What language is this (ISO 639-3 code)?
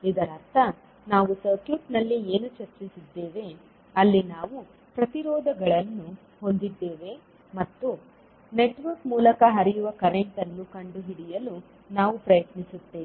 kan